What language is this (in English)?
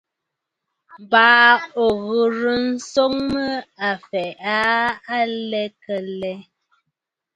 Bafut